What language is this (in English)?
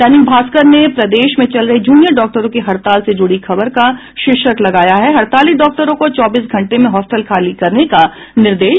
Hindi